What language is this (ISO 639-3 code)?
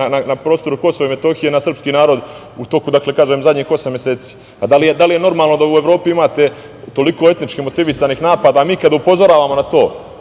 srp